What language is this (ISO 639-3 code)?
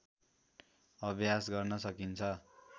nep